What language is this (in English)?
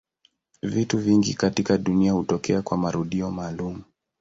Swahili